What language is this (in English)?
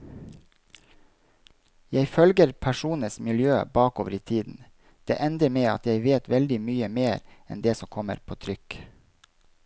Norwegian